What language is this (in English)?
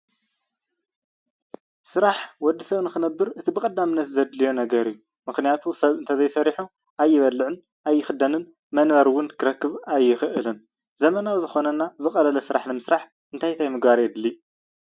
Tigrinya